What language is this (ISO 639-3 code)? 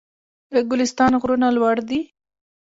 pus